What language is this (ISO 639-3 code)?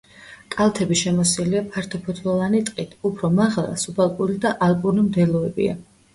kat